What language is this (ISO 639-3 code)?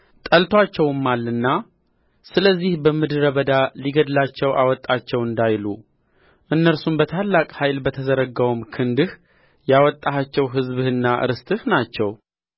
amh